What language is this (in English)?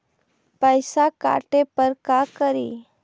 Magahi